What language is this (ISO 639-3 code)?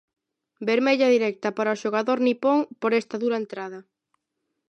glg